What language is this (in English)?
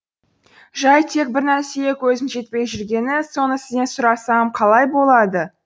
Kazakh